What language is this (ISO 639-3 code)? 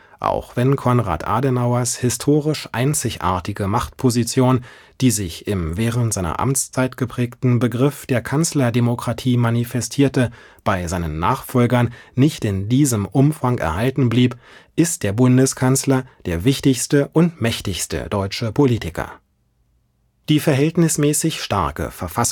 deu